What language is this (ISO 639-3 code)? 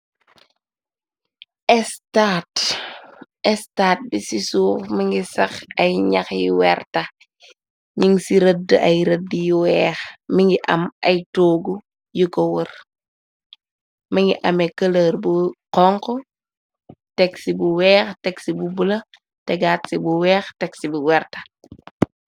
wol